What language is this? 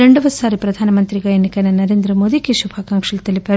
Telugu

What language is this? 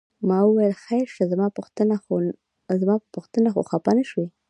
Pashto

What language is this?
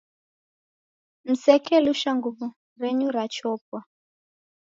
Taita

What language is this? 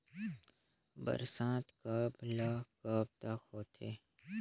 Chhattisgarhi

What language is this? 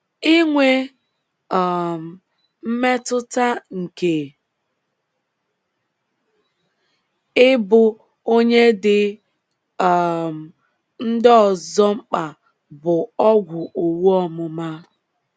Igbo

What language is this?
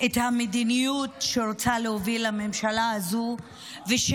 Hebrew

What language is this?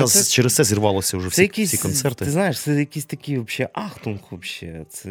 Ukrainian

